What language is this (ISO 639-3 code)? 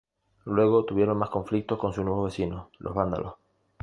spa